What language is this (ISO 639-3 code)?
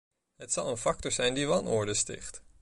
nld